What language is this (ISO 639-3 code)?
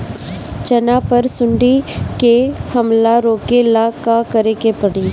bho